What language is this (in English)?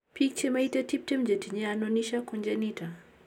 Kalenjin